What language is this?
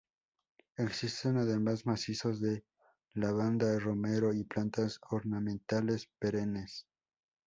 Spanish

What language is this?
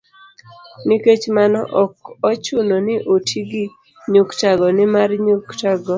Luo (Kenya and Tanzania)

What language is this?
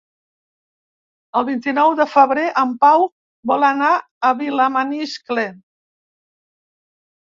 Catalan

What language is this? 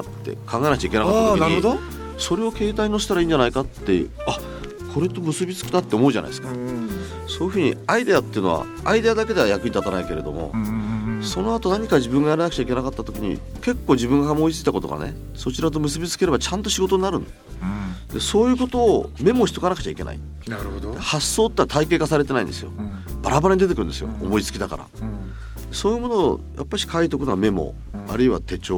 Japanese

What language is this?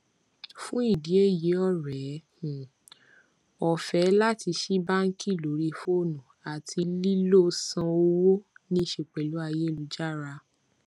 Yoruba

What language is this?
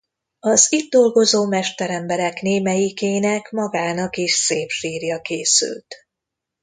Hungarian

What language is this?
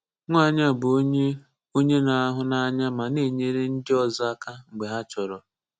Igbo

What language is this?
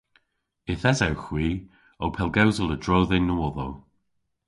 Cornish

